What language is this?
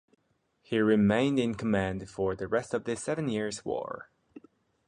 English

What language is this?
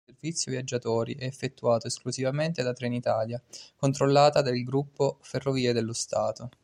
Italian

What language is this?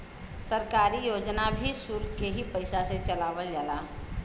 Bhojpuri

